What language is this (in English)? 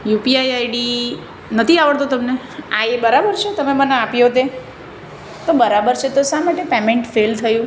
Gujarati